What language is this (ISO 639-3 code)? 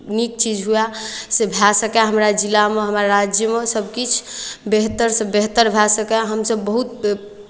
mai